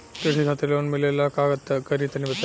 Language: Bhojpuri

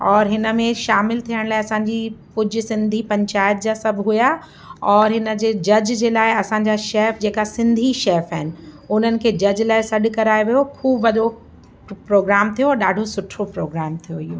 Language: Sindhi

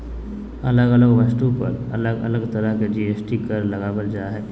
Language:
Magahi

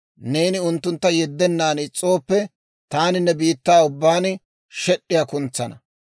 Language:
Dawro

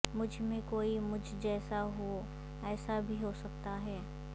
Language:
Urdu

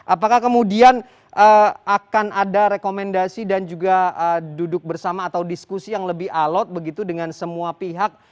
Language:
Indonesian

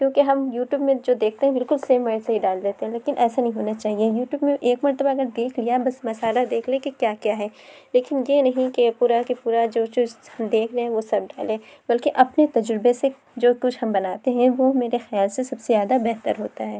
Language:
Urdu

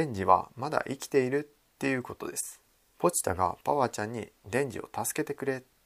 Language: Japanese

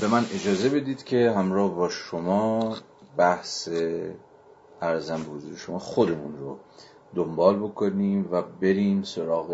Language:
Persian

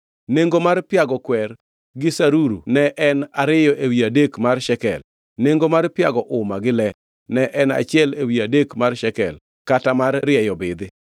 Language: Luo (Kenya and Tanzania)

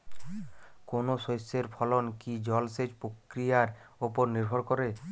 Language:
Bangla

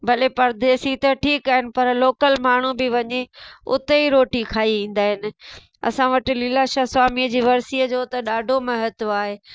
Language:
Sindhi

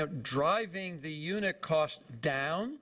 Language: English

